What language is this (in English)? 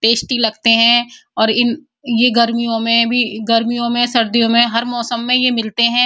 Hindi